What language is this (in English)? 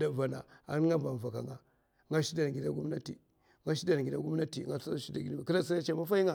Mafa